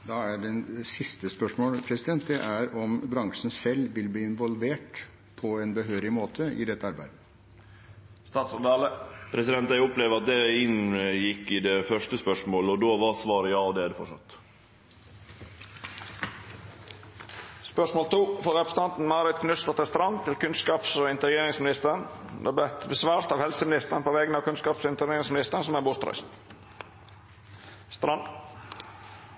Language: Norwegian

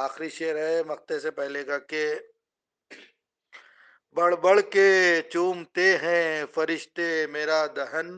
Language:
Urdu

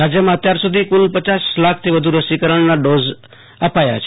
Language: Gujarati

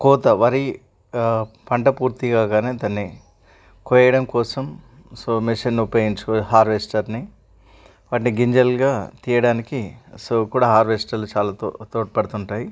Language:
Telugu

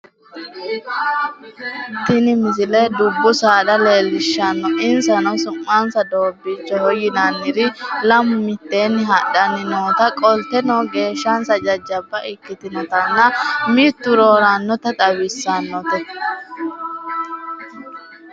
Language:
Sidamo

